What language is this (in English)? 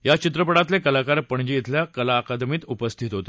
Marathi